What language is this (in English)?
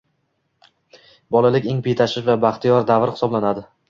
Uzbek